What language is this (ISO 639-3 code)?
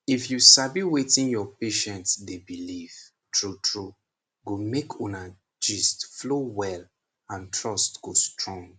pcm